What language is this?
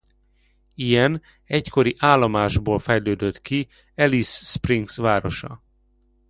Hungarian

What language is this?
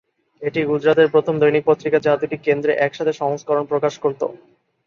Bangla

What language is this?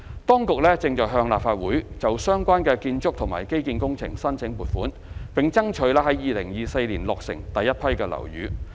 Cantonese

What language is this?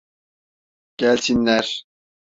Turkish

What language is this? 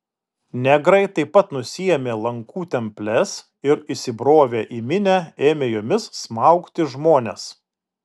Lithuanian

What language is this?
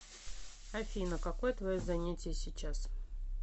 Russian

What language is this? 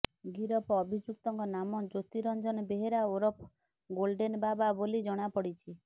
Odia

